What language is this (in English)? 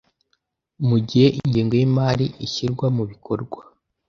Kinyarwanda